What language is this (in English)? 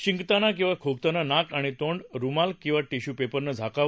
Marathi